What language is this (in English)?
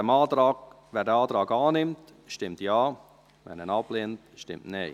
Swiss German